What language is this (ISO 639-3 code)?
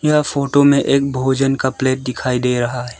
hin